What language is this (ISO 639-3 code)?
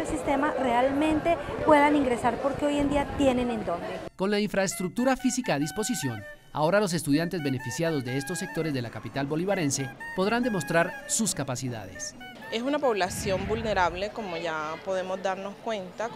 spa